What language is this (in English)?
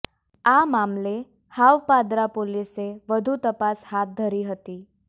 Gujarati